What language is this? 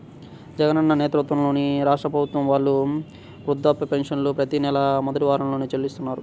Telugu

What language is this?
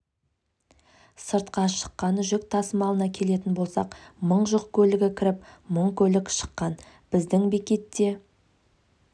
Kazakh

